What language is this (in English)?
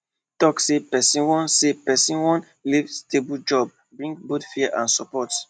Nigerian Pidgin